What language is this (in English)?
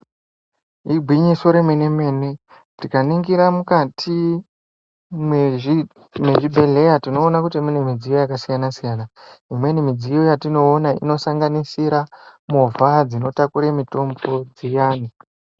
Ndau